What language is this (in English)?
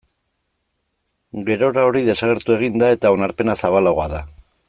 Basque